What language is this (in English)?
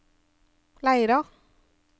Norwegian